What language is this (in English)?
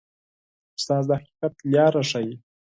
Pashto